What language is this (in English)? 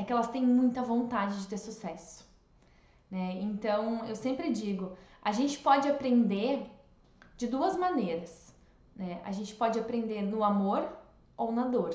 Portuguese